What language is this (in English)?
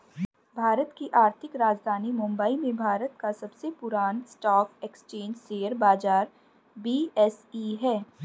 Hindi